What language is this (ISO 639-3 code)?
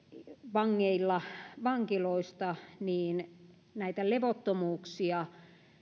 fin